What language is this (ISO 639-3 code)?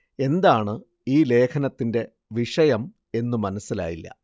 mal